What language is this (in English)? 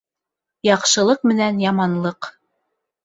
Bashkir